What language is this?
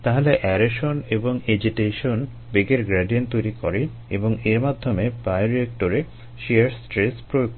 Bangla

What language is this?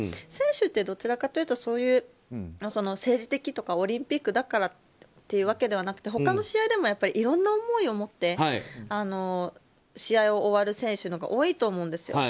Japanese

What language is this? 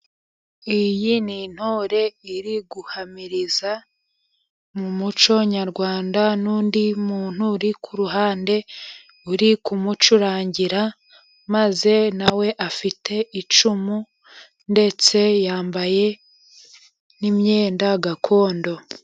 Kinyarwanda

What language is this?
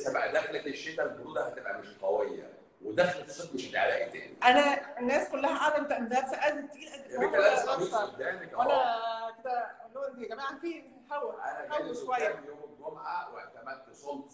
Arabic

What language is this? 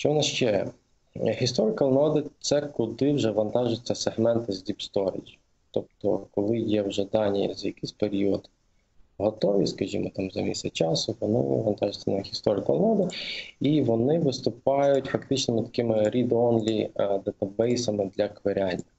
Ukrainian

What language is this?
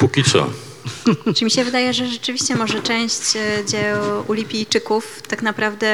Polish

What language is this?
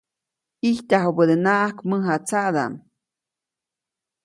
Copainalá Zoque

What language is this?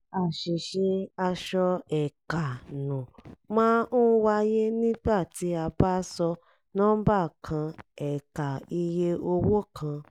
Yoruba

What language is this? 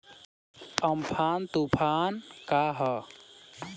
Bhojpuri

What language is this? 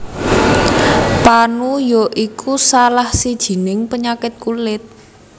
Javanese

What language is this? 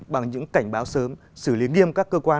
Vietnamese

